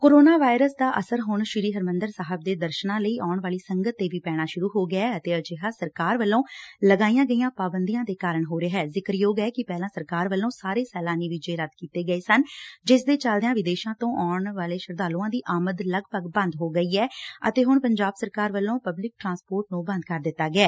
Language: Punjabi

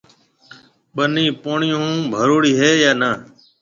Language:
Marwari (Pakistan)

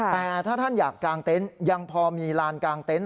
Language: Thai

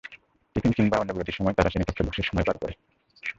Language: Bangla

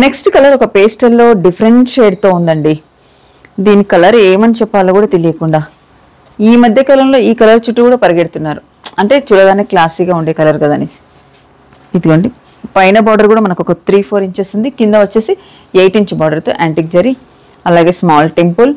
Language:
Telugu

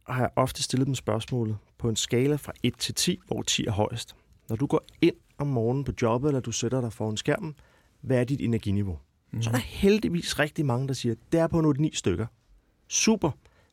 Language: Danish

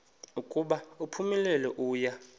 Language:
Xhosa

